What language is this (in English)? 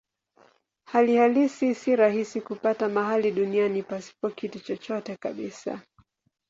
Swahili